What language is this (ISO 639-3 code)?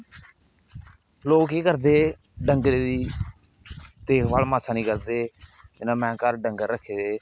doi